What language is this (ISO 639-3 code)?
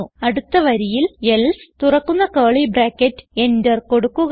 mal